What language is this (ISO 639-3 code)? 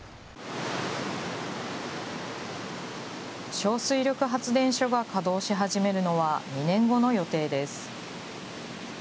jpn